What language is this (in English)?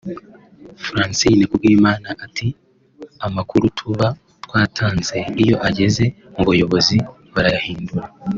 Kinyarwanda